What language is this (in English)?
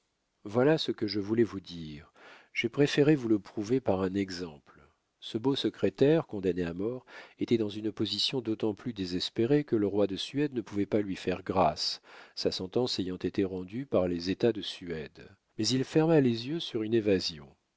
French